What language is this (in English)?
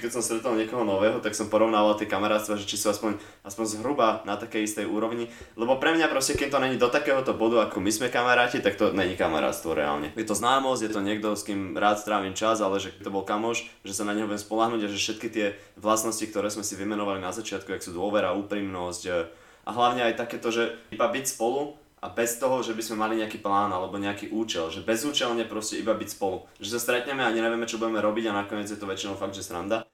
Slovak